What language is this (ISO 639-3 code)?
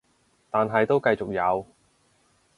yue